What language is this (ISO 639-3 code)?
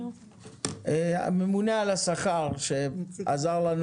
heb